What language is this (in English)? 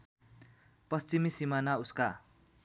Nepali